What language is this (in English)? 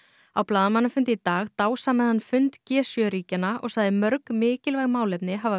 Icelandic